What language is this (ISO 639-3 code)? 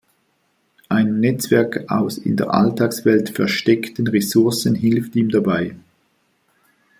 deu